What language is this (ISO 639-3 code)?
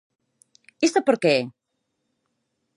glg